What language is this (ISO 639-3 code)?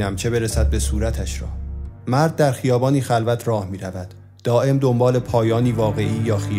fas